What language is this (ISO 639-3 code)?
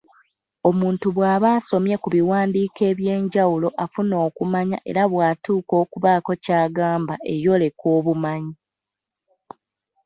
lug